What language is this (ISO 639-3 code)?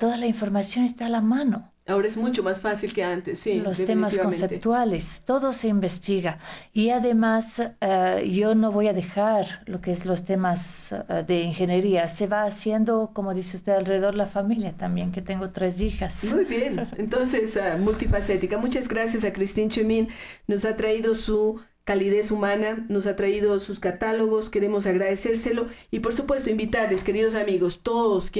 spa